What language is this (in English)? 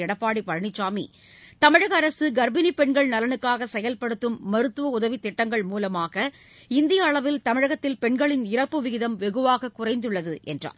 Tamil